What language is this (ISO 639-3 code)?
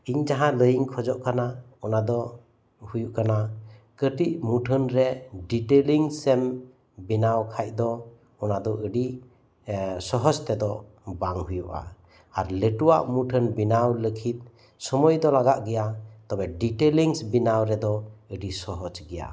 sat